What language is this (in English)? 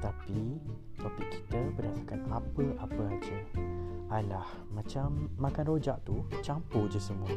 Malay